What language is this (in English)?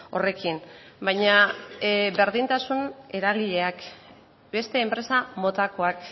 Basque